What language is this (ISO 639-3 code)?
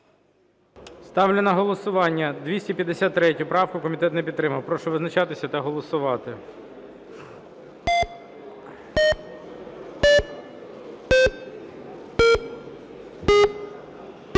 ukr